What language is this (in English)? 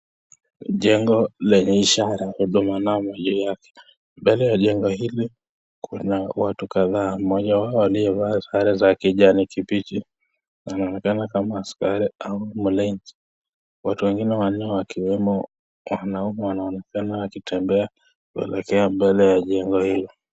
Swahili